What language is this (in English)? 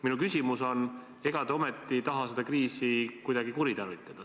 Estonian